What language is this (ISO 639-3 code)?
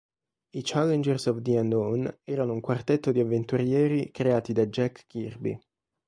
ita